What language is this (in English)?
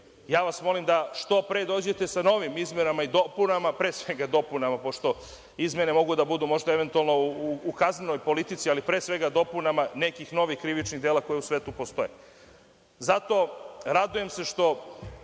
Serbian